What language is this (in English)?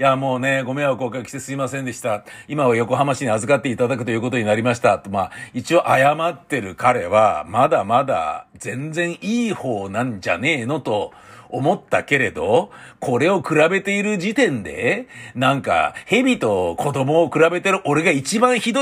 Japanese